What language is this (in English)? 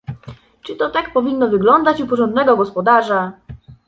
Polish